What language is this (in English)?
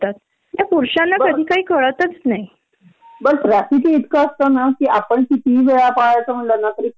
Marathi